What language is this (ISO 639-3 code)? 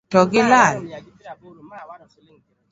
luo